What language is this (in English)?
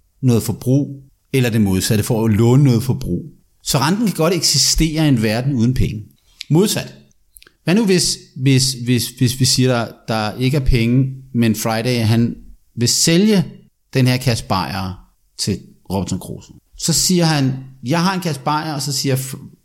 Danish